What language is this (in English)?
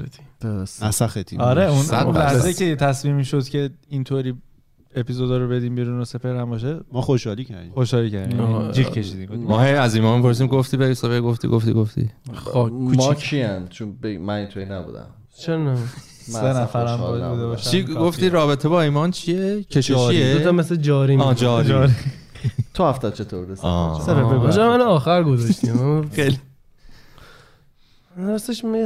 Persian